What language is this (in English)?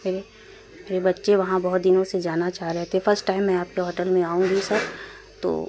Urdu